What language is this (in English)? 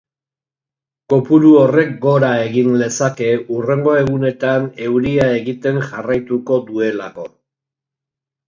Basque